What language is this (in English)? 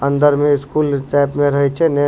Maithili